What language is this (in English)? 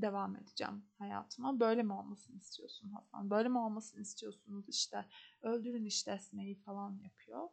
Turkish